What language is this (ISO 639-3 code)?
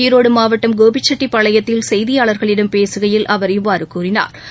tam